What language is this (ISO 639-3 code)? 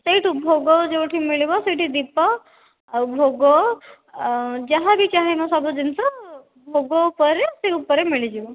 ori